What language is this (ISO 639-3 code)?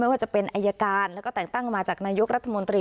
tha